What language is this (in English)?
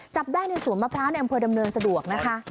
Thai